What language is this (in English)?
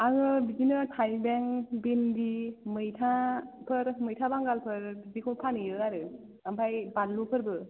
Bodo